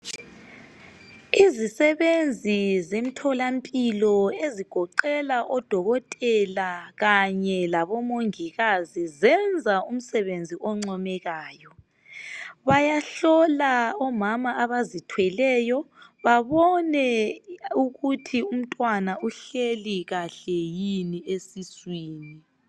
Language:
North Ndebele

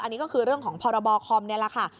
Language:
Thai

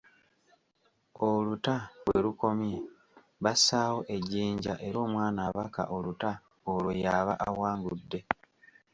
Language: Ganda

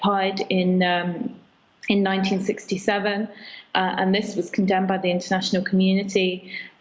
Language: Indonesian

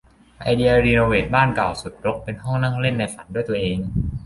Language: Thai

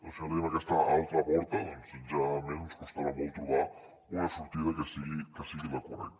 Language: Catalan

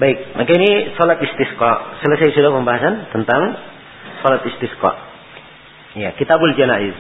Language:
Malay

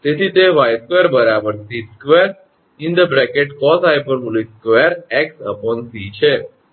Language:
Gujarati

